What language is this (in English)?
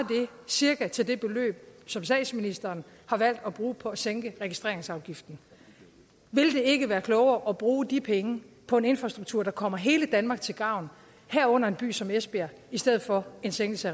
Danish